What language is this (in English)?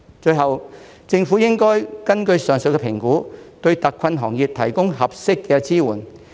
Cantonese